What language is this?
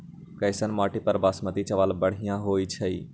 Magahi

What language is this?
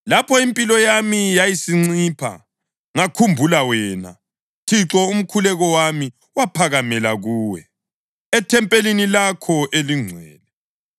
North Ndebele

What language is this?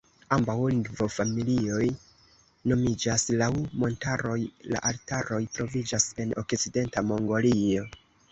Esperanto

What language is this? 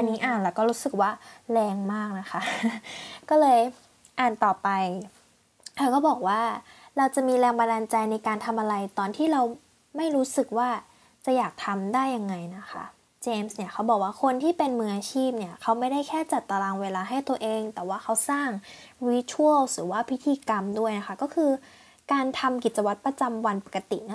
Thai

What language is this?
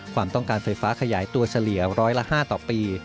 Thai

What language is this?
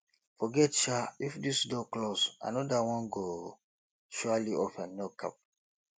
Nigerian Pidgin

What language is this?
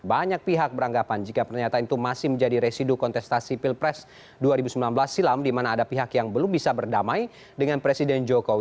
Indonesian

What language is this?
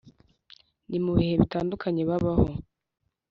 Kinyarwanda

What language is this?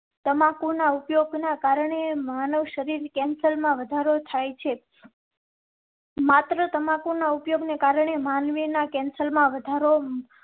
Gujarati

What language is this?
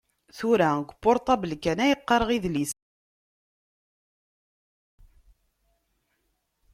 Kabyle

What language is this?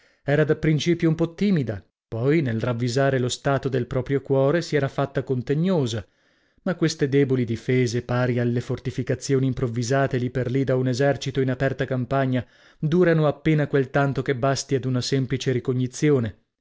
Italian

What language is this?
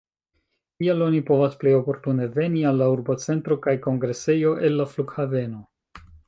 Esperanto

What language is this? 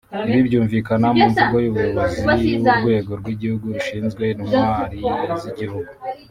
Kinyarwanda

